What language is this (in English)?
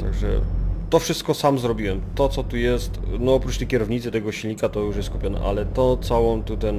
Polish